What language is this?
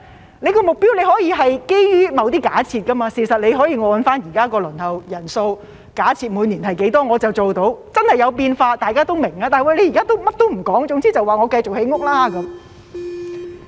Cantonese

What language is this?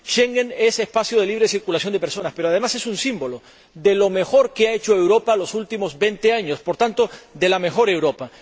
Spanish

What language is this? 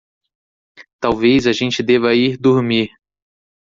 Portuguese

